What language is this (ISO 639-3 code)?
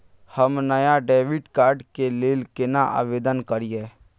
mai